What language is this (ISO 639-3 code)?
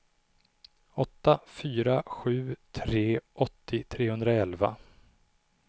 swe